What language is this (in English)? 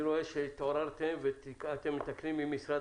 Hebrew